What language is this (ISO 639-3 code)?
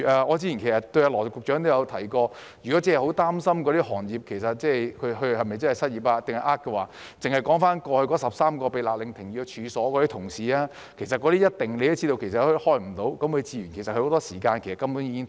yue